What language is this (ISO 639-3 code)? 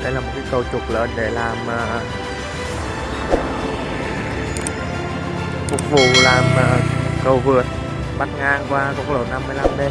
vie